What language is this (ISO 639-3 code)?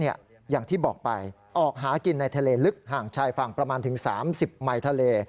tha